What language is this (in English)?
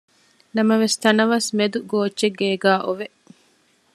Divehi